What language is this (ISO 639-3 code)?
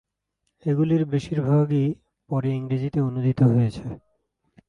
ben